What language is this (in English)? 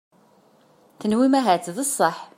Kabyle